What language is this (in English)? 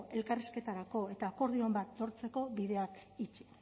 Basque